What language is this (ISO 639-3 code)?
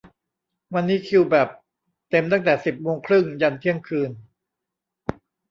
tha